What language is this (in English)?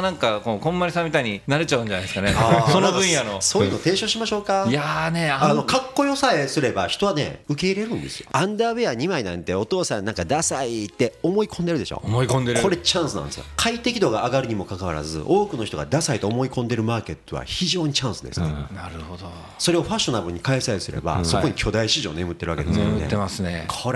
Japanese